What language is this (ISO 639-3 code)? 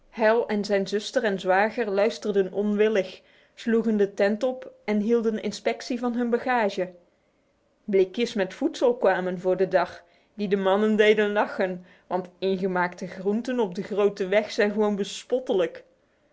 nld